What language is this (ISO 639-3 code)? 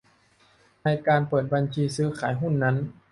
tha